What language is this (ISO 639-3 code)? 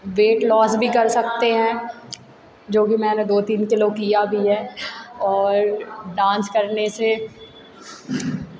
hin